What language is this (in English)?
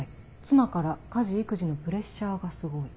Japanese